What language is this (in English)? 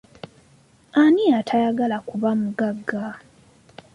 Ganda